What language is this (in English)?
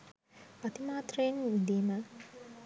Sinhala